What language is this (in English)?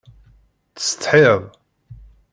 Kabyle